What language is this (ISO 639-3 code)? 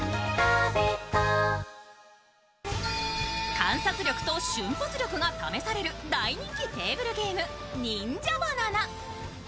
jpn